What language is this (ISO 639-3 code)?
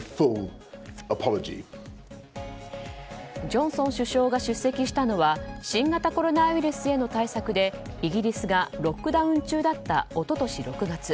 jpn